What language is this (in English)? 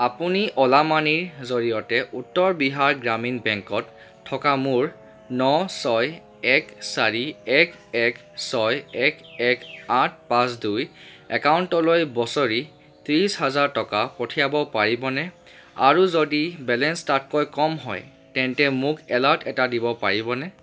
Assamese